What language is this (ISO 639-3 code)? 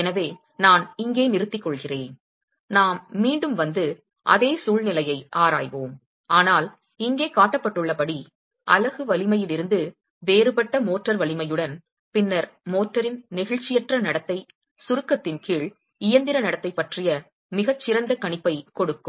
tam